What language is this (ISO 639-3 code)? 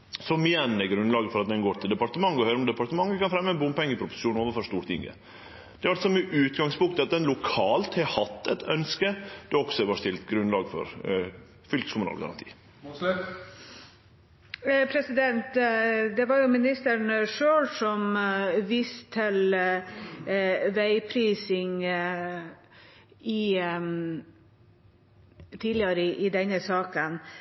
nor